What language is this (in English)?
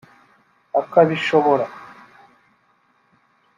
Kinyarwanda